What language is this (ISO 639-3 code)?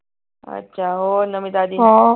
pan